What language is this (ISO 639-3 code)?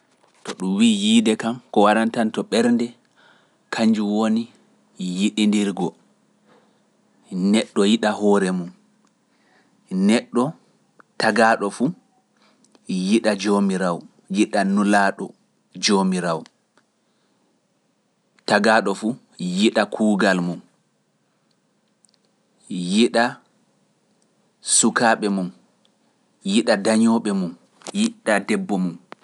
fuf